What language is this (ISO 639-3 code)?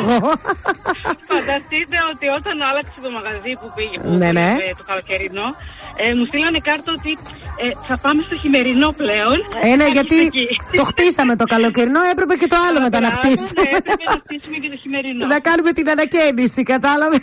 ell